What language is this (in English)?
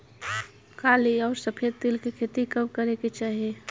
Bhojpuri